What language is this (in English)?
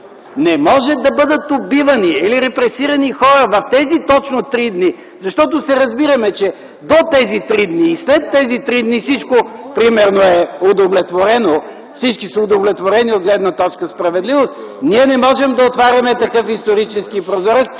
Bulgarian